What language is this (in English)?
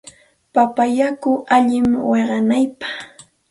Santa Ana de Tusi Pasco Quechua